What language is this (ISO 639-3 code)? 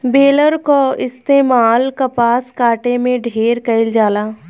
bho